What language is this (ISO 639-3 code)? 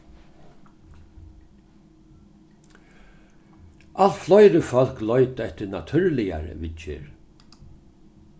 fao